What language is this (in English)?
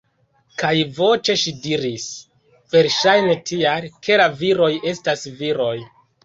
Esperanto